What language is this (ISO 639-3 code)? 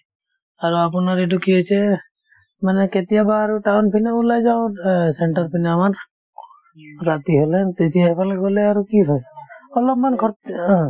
asm